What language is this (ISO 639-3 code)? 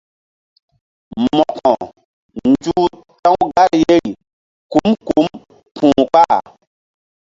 mdd